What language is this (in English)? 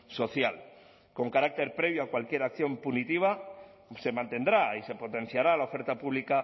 Spanish